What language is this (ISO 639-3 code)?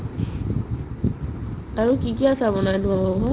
asm